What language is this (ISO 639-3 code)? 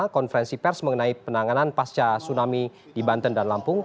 ind